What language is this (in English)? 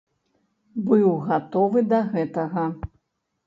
Belarusian